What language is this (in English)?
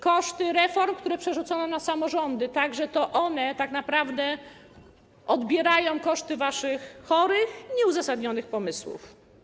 Polish